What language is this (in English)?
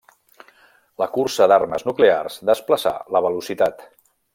Catalan